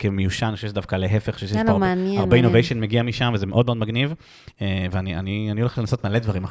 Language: Hebrew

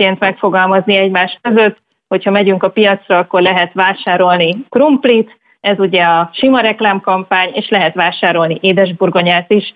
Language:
Hungarian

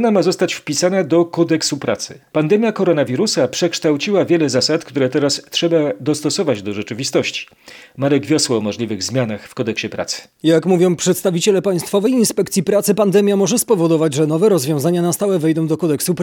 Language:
Polish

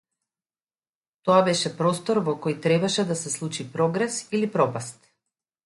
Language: Macedonian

